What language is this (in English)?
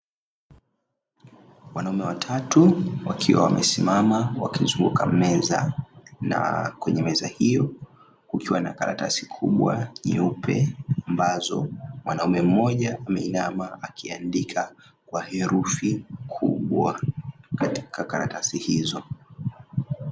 Swahili